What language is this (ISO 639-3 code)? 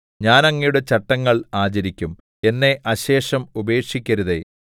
mal